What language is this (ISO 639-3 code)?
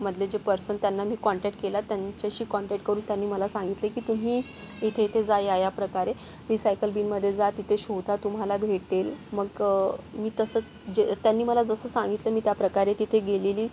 mar